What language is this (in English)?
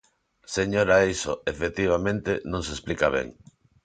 Galician